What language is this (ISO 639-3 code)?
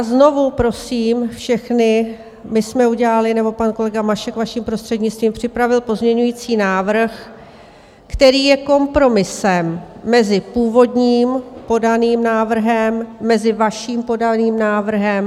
ces